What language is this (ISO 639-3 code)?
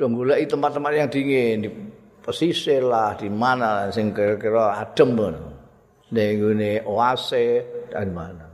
ind